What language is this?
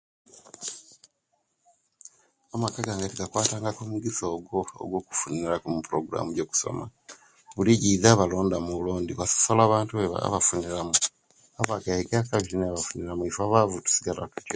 Kenyi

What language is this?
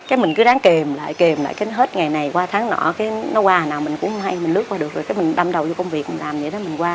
Vietnamese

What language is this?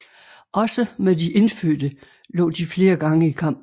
Danish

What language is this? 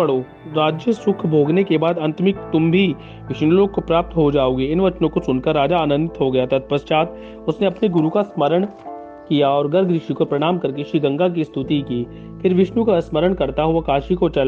Hindi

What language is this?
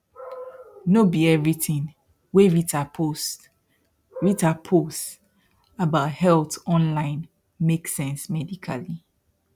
Nigerian Pidgin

